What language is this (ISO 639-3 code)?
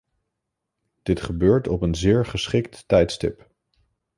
nld